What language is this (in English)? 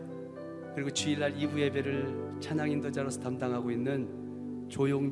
Korean